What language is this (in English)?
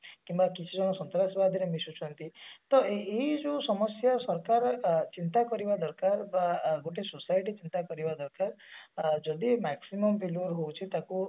Odia